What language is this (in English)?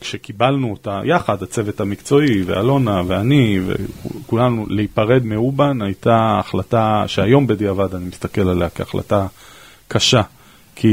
Hebrew